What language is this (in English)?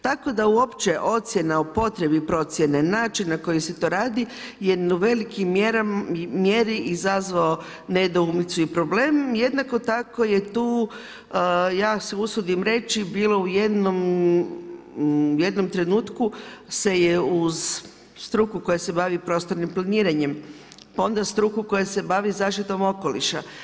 Croatian